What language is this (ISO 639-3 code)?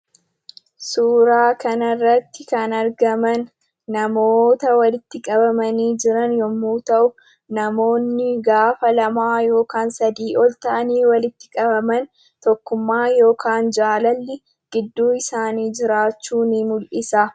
orm